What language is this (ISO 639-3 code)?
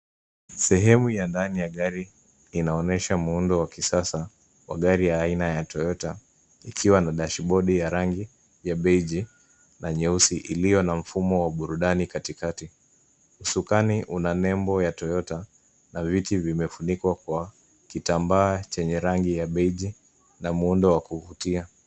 swa